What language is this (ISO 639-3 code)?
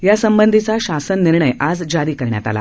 mar